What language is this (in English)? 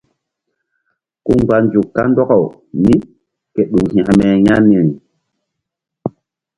Mbum